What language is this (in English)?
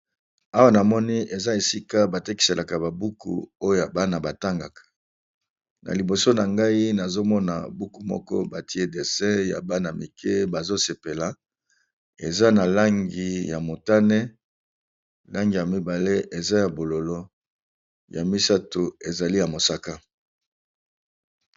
Lingala